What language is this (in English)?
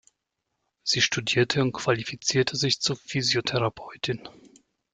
German